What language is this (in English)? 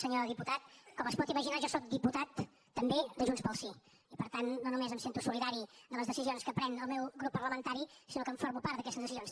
Catalan